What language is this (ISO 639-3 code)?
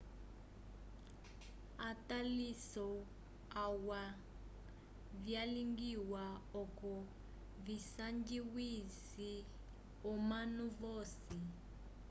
umb